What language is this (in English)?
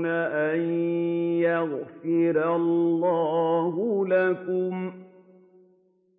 Arabic